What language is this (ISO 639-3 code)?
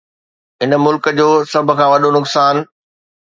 snd